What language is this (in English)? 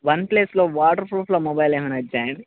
Telugu